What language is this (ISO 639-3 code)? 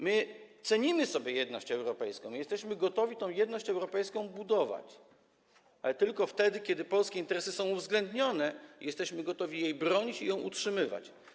pol